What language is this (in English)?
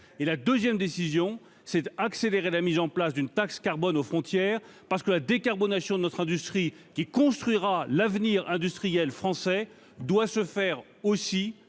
French